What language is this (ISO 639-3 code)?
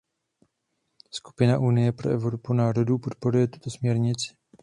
ces